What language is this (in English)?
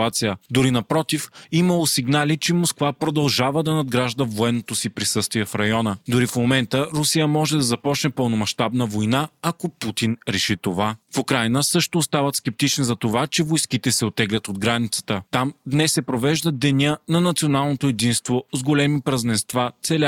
Bulgarian